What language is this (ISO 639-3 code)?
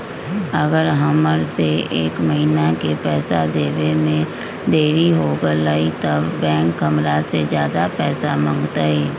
mag